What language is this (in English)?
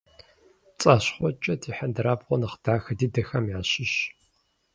Kabardian